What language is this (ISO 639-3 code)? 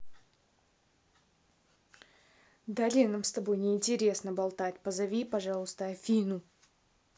rus